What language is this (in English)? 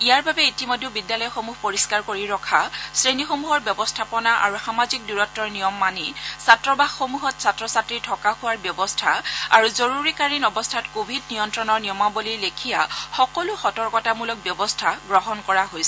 Assamese